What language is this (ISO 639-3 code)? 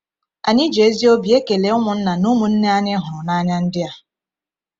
ibo